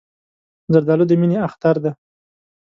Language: Pashto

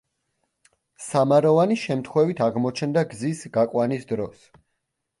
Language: Georgian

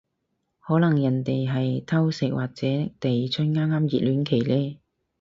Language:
Cantonese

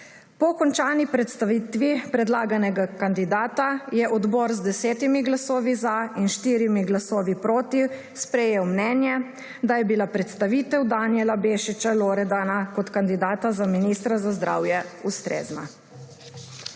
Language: Slovenian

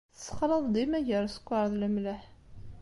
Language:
Kabyle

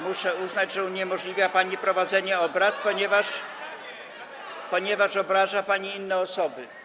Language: Polish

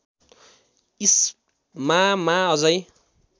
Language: Nepali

